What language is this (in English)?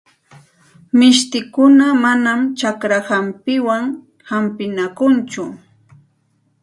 Santa Ana de Tusi Pasco Quechua